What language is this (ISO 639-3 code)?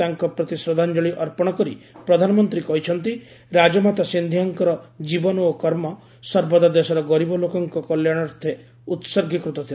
ori